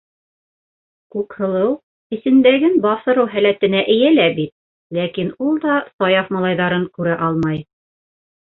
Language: Bashkir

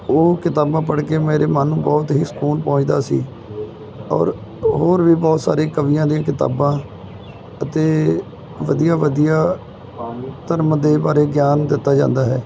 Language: Punjabi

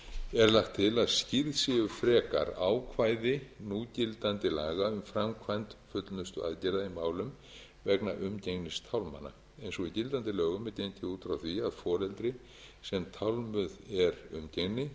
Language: Icelandic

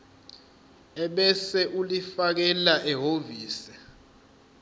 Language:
Zulu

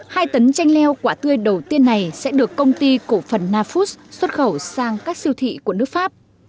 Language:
Vietnamese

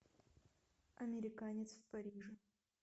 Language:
Russian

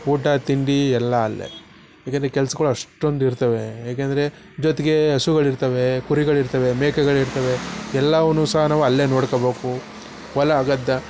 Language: Kannada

